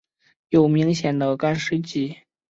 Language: Chinese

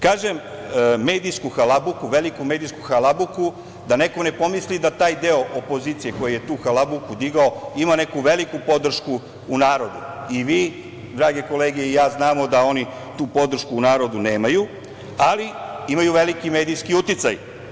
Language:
Serbian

